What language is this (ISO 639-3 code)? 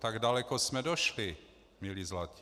ces